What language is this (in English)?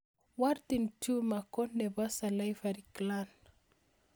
Kalenjin